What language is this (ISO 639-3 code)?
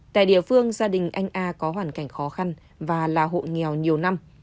vie